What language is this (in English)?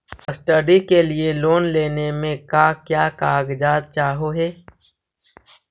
Magahi